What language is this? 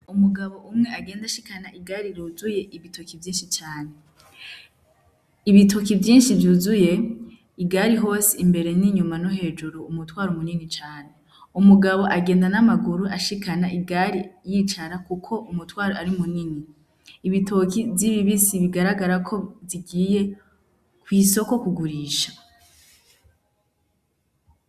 Rundi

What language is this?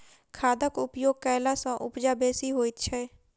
Maithili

